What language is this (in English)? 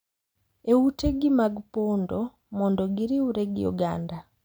Luo (Kenya and Tanzania)